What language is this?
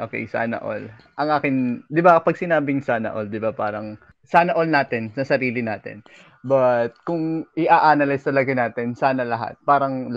Filipino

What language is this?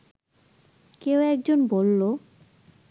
Bangla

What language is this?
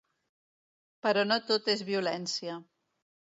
Catalan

